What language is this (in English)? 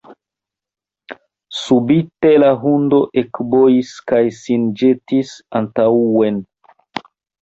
Esperanto